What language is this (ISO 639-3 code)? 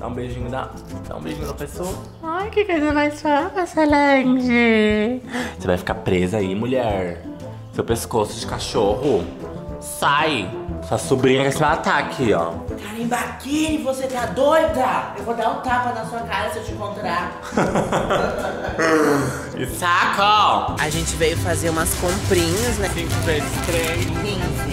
por